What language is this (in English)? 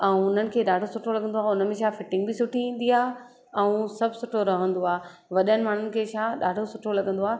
Sindhi